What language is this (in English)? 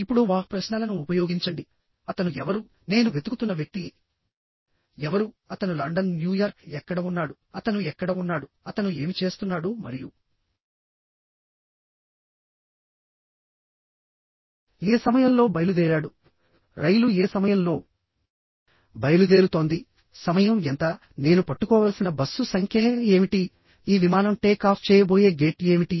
Telugu